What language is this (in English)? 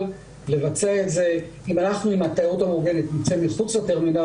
Hebrew